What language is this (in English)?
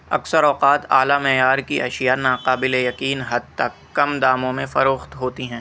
Urdu